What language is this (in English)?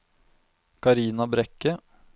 Norwegian